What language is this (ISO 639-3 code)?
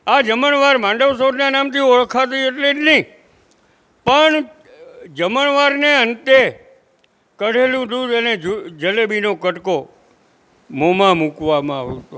guj